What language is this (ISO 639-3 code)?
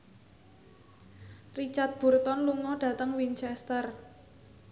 jav